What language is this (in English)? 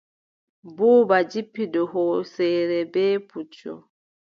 Adamawa Fulfulde